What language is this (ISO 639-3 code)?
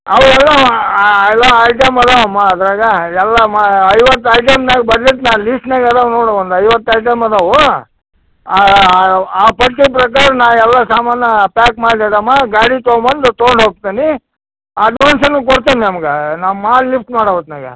kan